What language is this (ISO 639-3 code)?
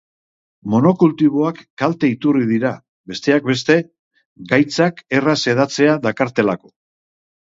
eus